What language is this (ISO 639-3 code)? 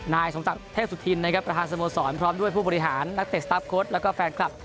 tha